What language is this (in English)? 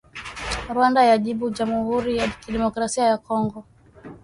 Swahili